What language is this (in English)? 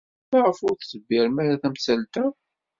Kabyle